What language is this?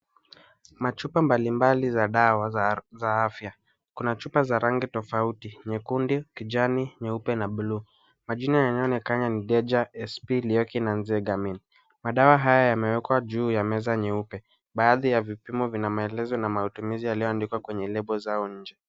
Swahili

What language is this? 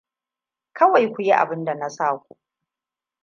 Hausa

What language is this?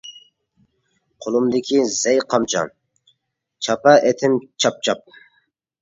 Uyghur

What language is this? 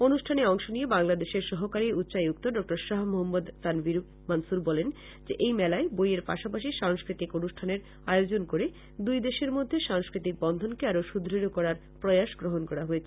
Bangla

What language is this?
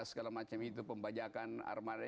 Indonesian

